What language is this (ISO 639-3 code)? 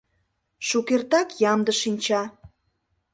chm